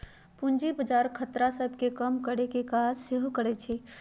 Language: Magahi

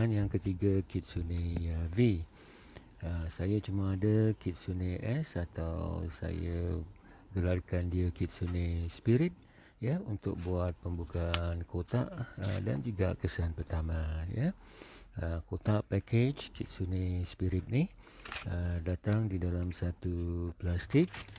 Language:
Malay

